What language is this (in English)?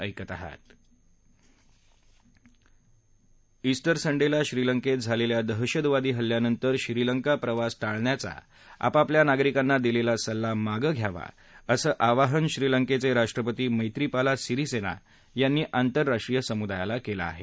Marathi